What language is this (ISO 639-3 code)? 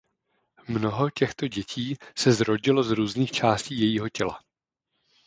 ces